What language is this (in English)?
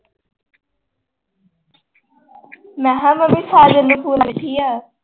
Punjabi